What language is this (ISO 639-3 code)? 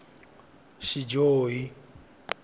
tso